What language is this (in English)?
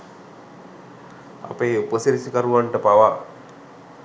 Sinhala